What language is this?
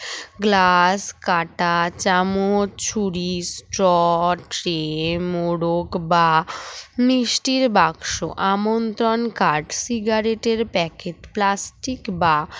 Bangla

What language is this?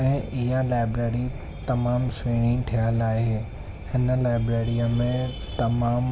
Sindhi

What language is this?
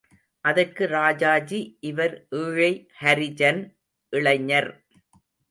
Tamil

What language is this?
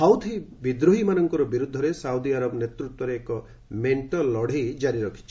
Odia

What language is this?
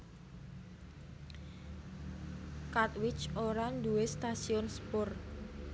Javanese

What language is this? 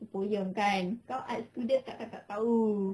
English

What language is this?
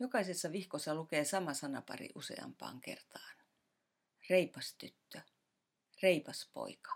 Finnish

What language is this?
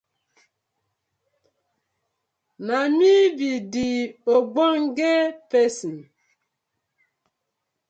Nigerian Pidgin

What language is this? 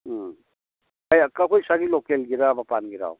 Manipuri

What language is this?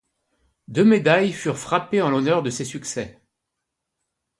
French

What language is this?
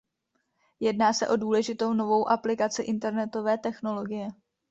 Czech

